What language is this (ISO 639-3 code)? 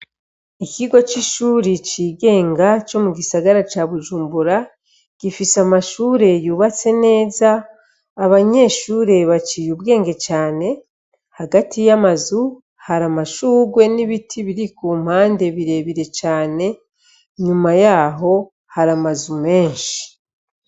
run